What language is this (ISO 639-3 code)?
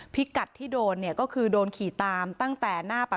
tha